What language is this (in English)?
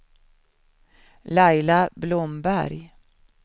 Swedish